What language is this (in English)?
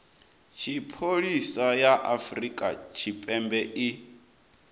Venda